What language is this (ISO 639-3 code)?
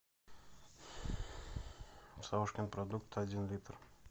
rus